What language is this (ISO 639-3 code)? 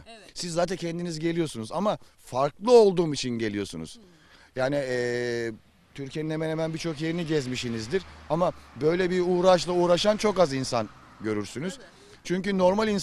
tur